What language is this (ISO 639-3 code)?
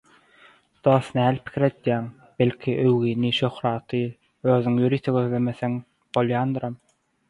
tuk